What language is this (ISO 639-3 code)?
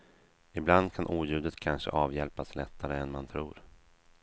swe